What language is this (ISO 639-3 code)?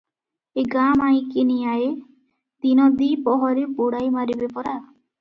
ori